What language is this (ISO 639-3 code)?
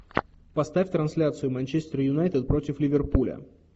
rus